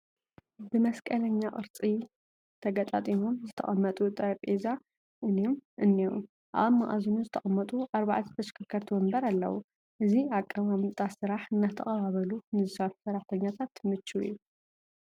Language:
Tigrinya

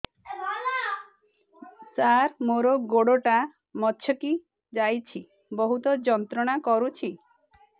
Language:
Odia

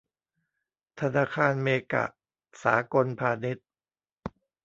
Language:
Thai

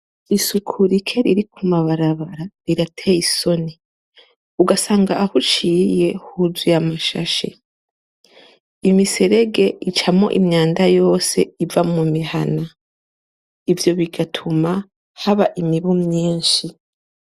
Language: Rundi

